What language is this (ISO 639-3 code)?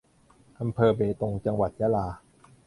tha